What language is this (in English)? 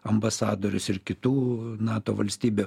Lithuanian